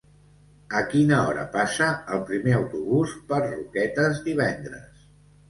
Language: Catalan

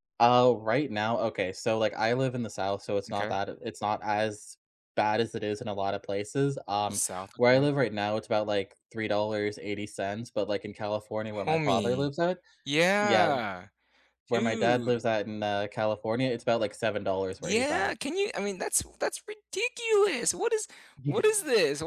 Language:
English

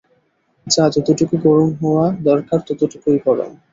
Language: Bangla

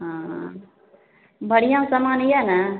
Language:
Maithili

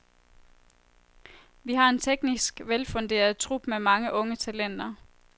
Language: Danish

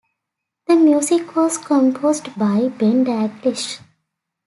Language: English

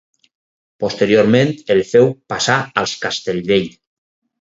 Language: Catalan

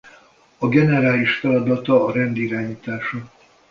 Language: Hungarian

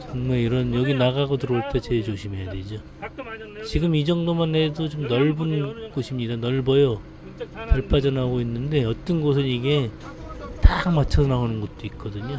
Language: Korean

